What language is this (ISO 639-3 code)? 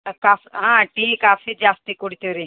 kan